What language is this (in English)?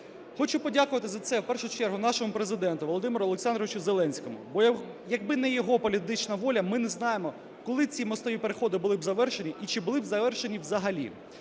Ukrainian